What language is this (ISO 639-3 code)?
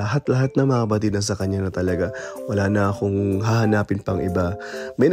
fil